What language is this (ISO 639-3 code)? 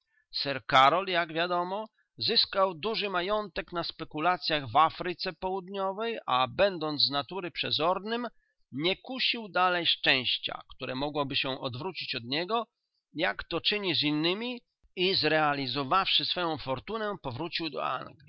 pol